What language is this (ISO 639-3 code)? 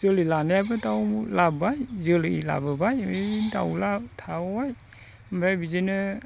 brx